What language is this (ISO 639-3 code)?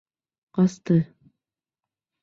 bak